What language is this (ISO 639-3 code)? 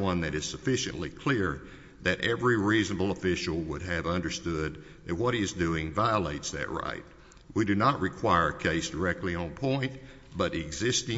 eng